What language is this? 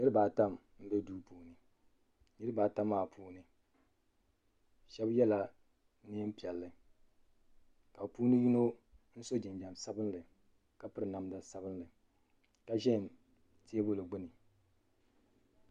Dagbani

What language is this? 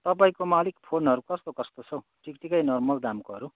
Nepali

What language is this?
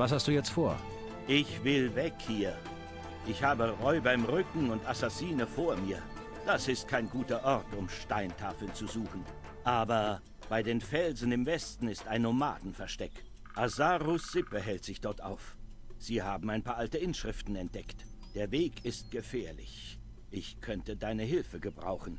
German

